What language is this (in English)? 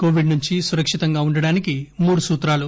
Telugu